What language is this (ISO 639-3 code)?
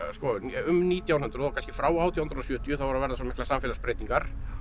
isl